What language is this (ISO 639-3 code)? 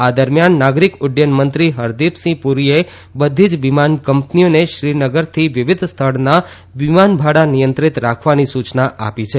guj